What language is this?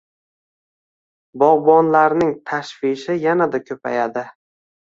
Uzbek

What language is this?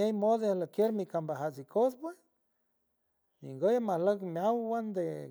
San Francisco Del Mar Huave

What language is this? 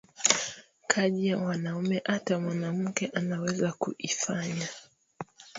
Swahili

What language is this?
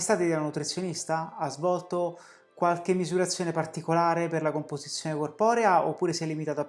Italian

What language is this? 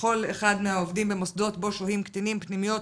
Hebrew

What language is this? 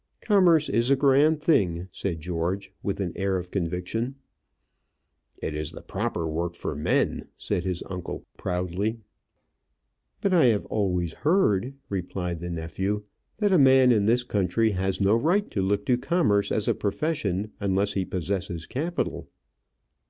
English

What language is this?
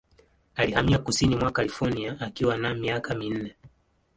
Swahili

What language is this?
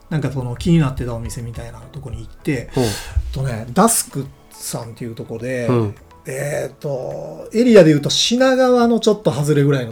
Japanese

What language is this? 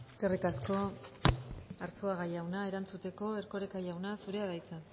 Basque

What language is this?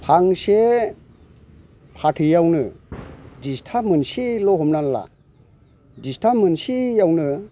Bodo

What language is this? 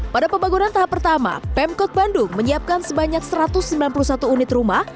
Indonesian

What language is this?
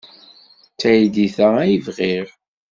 Kabyle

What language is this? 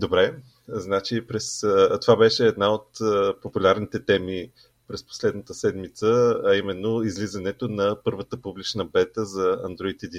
Bulgarian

